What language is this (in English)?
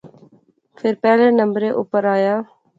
Pahari-Potwari